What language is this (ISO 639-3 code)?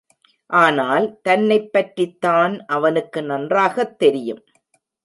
tam